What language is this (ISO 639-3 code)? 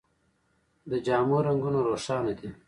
pus